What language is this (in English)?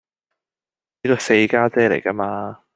Cantonese